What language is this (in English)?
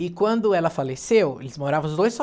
Portuguese